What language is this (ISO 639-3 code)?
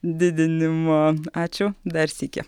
lit